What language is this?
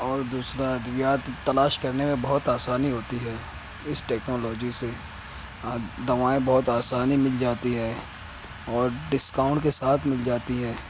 Urdu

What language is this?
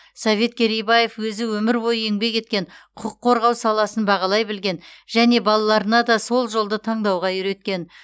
Kazakh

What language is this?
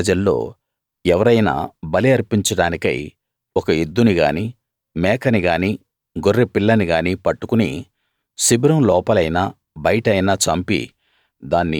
Telugu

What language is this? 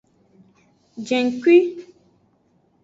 Aja (Benin)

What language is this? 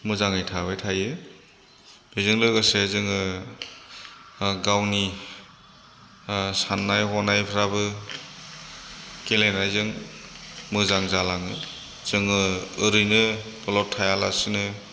Bodo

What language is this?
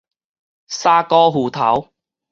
Min Nan Chinese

